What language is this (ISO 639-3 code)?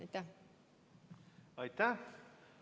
est